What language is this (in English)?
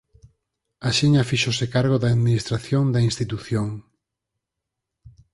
Galician